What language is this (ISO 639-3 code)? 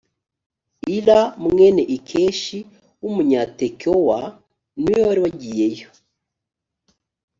kin